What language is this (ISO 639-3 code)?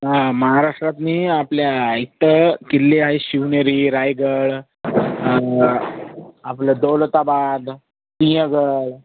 mar